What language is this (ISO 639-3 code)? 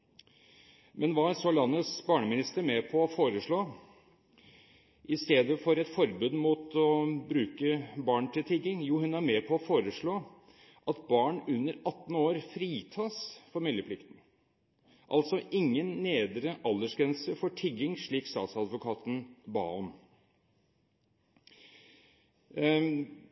nob